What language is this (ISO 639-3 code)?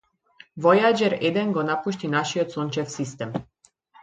mkd